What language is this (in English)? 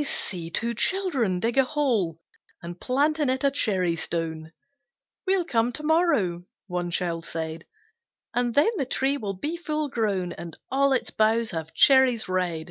English